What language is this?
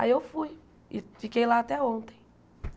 Portuguese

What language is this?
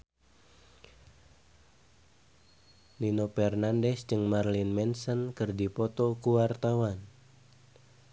Sundanese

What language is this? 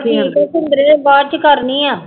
Punjabi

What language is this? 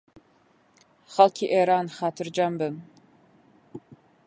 Central Kurdish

